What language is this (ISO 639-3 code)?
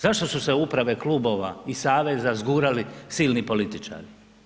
hrv